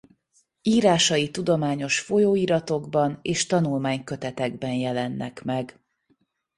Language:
Hungarian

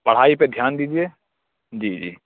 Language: Urdu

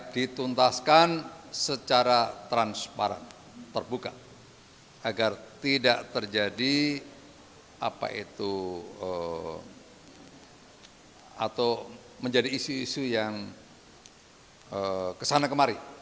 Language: Indonesian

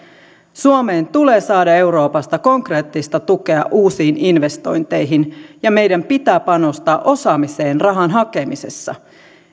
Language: Finnish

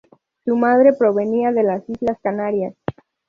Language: Spanish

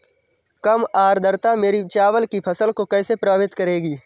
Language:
Hindi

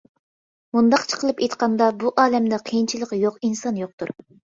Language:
Uyghur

